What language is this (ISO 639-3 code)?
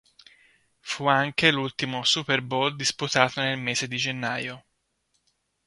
ita